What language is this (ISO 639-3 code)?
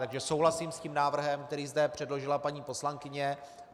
ces